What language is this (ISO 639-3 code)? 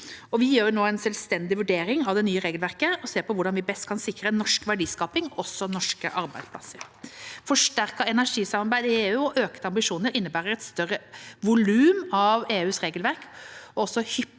nor